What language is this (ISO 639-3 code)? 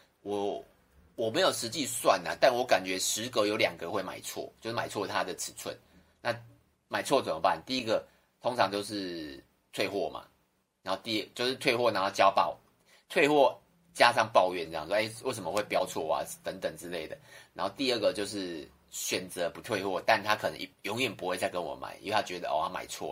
zho